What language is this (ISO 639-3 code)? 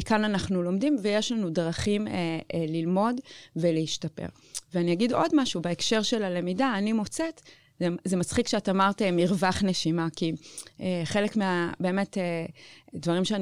heb